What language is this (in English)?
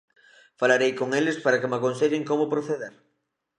Galician